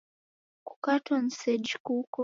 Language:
Taita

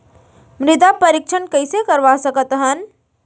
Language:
Chhattisgarhi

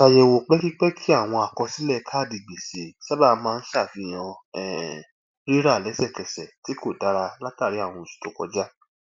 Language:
Yoruba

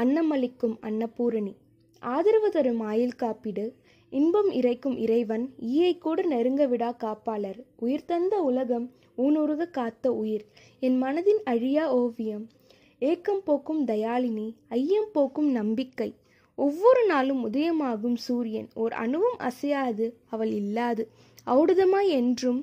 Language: Tamil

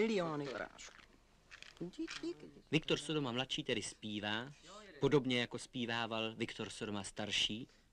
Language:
Czech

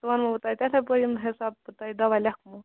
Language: Kashmiri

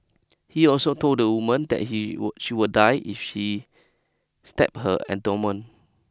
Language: English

